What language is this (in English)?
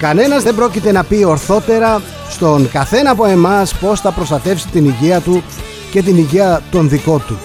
Greek